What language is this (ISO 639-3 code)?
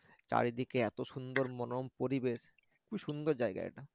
ben